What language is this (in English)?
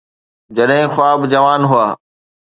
Sindhi